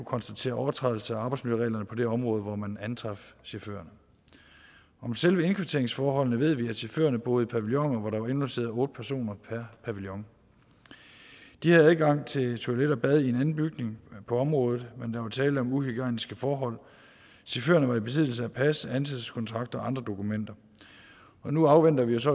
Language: Danish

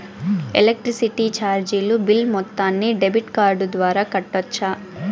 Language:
Telugu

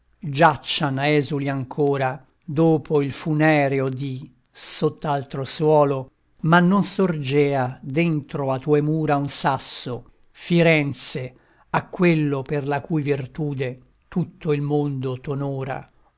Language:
Italian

